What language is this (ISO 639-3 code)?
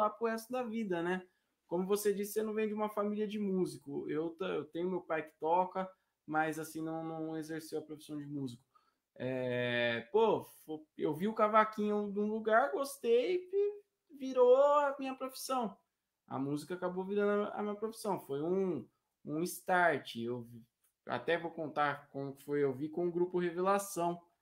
por